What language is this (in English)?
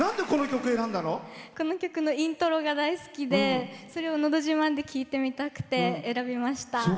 Japanese